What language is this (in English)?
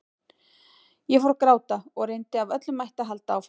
Icelandic